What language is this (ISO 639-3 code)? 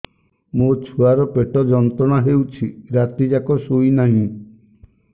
ori